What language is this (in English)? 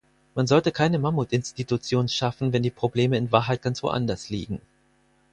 German